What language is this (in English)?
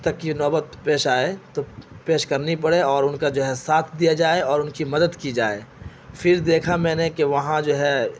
Urdu